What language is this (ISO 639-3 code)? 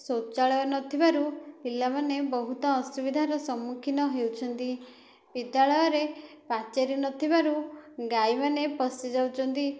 ori